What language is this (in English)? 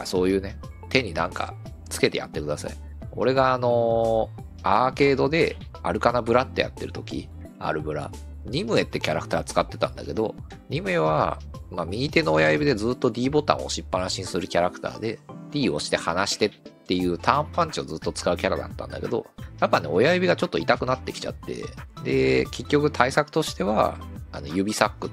Japanese